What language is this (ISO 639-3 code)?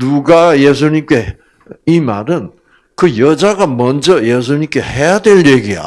kor